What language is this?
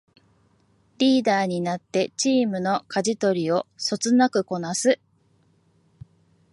Japanese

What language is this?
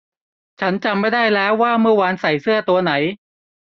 Thai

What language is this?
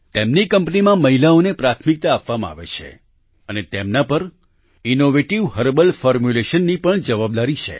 Gujarati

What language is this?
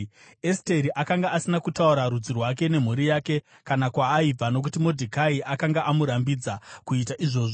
Shona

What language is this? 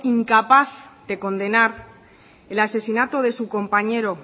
Spanish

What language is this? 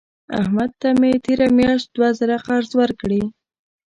Pashto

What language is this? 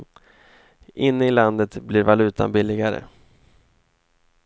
Swedish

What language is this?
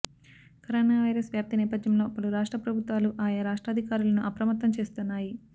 Telugu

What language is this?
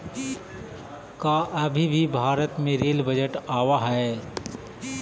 Magahi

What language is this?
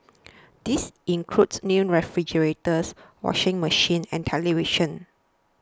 English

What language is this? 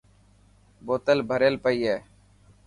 Dhatki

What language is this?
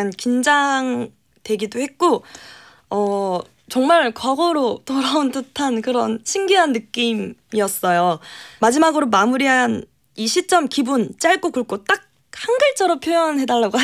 Korean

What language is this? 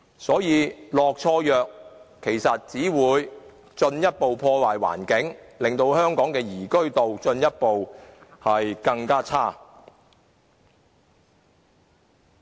Cantonese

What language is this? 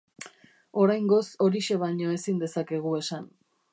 Basque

